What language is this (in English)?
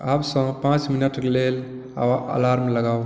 Maithili